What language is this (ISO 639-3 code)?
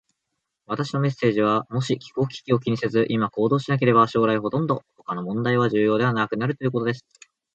jpn